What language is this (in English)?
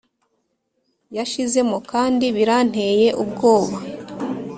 Kinyarwanda